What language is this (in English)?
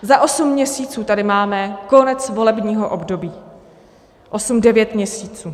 Czech